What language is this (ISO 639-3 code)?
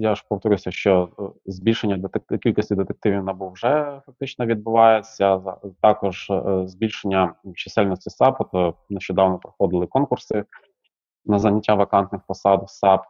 ukr